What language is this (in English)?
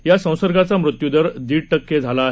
Marathi